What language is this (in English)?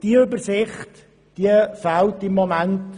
Swiss German